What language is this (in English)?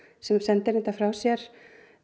Icelandic